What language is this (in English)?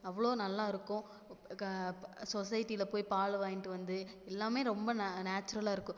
Tamil